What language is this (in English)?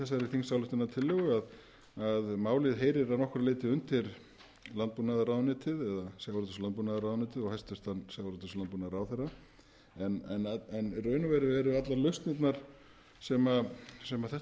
Icelandic